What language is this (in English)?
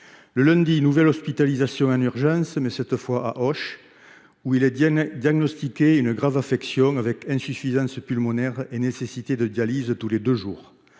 French